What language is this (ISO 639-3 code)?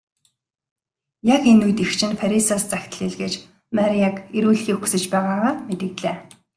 mon